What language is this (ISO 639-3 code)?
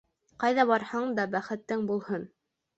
bak